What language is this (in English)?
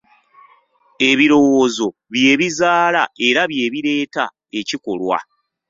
Ganda